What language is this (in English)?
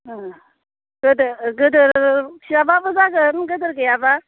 Bodo